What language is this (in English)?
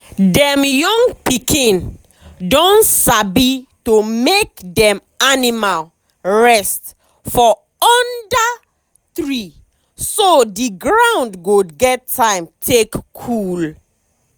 Nigerian Pidgin